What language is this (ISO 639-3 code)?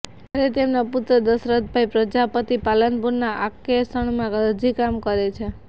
guj